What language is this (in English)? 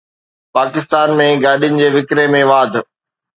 Sindhi